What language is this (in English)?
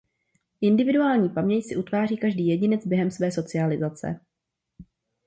Czech